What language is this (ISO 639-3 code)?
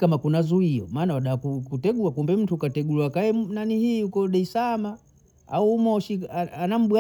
bou